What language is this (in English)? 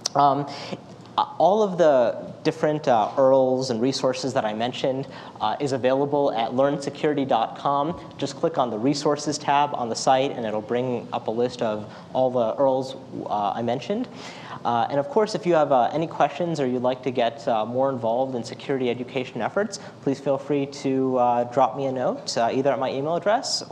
English